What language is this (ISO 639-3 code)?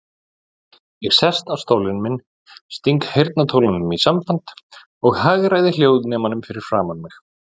isl